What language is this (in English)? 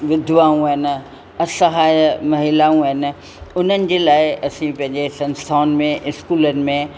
Sindhi